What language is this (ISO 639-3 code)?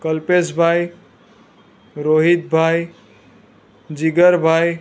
guj